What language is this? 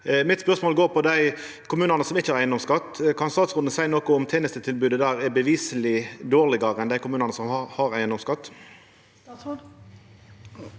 Norwegian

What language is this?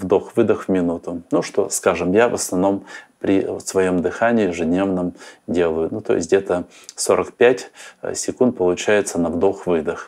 Russian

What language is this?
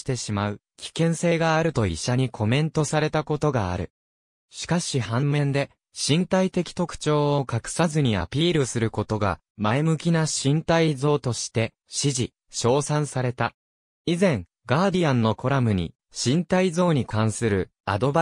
Japanese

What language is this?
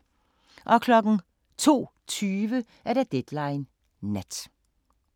Danish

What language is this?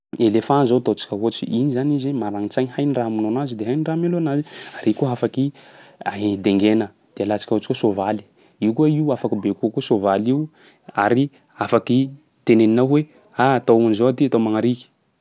Sakalava Malagasy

